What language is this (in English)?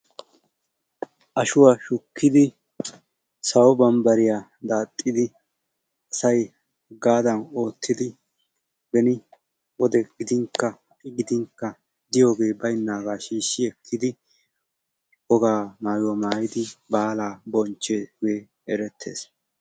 Wolaytta